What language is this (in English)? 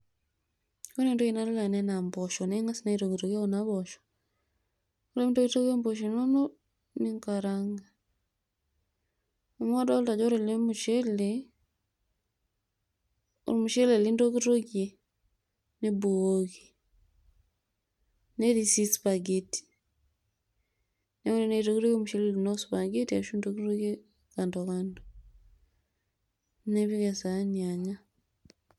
Masai